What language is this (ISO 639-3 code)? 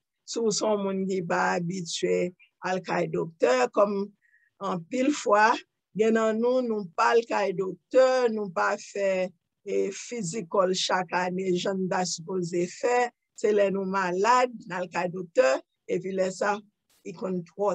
eng